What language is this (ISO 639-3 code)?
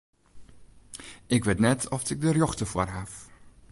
fry